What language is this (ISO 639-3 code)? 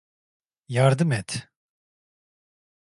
tur